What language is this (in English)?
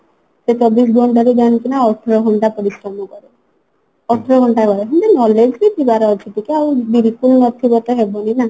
Odia